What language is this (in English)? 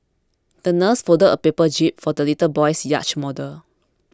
English